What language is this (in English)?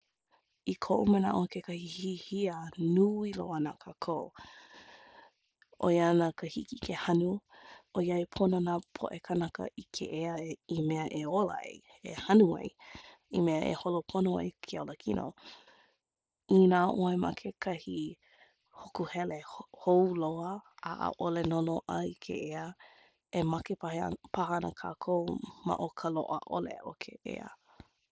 Hawaiian